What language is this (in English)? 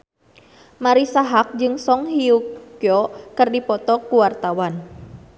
Sundanese